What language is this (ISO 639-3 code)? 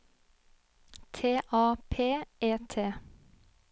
nor